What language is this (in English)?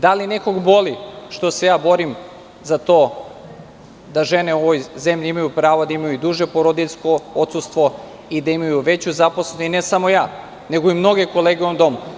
Serbian